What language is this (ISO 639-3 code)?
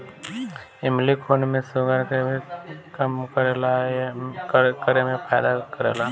bho